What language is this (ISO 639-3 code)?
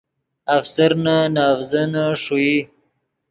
ydg